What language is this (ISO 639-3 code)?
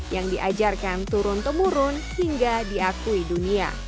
ind